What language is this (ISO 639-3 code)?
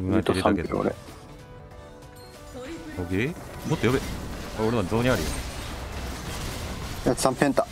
jpn